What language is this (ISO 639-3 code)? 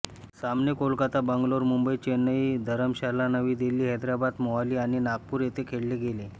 mar